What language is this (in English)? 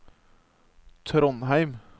Norwegian